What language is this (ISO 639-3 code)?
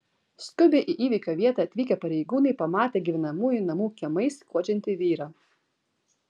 lit